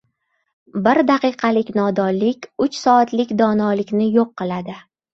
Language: Uzbek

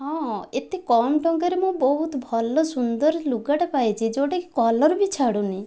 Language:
Odia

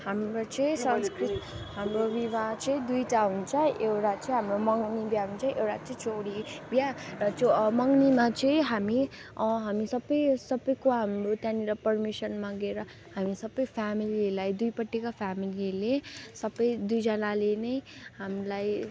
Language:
Nepali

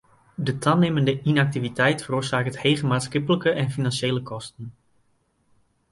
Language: Western Frisian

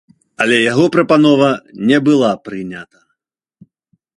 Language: Belarusian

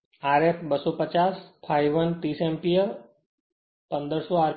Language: Gujarati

